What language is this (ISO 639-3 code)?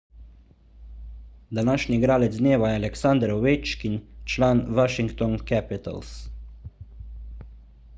slv